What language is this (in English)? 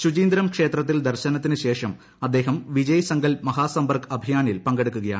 Malayalam